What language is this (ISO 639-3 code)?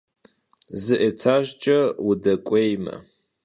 kbd